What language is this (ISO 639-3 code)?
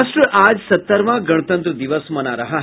hin